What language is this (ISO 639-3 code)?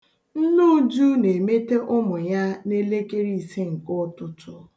ibo